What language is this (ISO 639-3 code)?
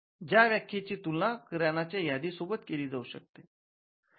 mar